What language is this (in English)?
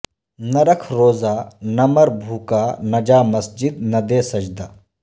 Urdu